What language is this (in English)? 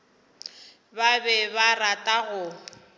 Northern Sotho